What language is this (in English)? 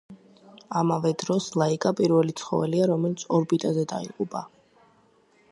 Georgian